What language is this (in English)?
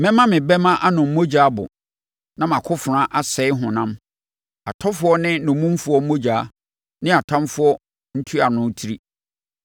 Akan